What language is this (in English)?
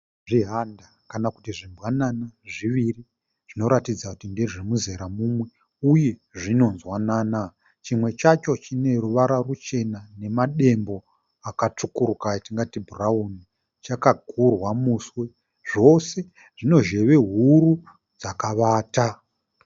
Shona